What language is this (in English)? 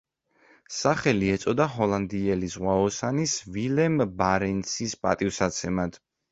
Georgian